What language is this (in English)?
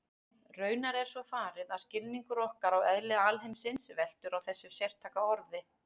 Icelandic